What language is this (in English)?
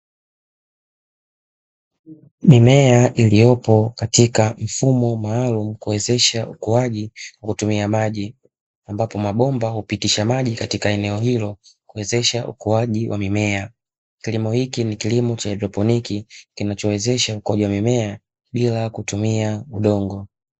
Swahili